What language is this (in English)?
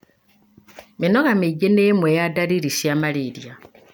Kikuyu